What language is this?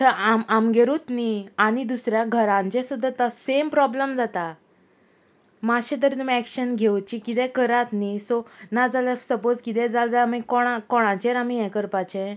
Konkani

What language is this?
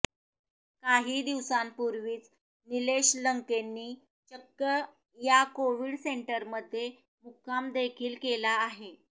Marathi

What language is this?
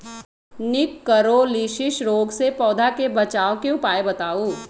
Magahi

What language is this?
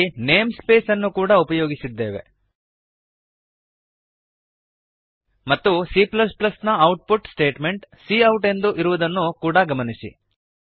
Kannada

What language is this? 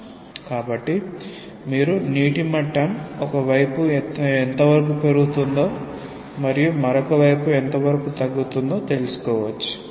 Telugu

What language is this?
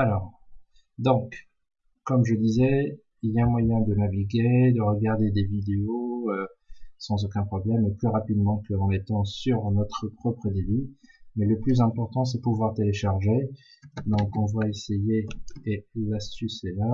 French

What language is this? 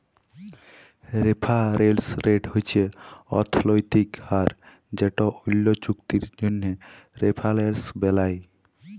Bangla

